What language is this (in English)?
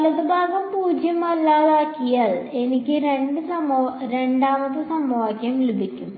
Malayalam